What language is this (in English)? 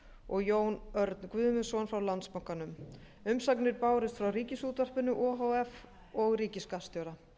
Icelandic